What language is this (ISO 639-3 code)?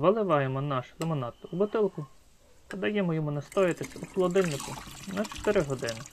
ukr